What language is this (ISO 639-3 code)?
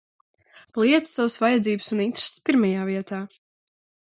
lav